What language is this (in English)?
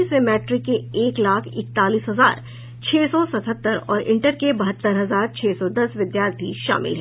Hindi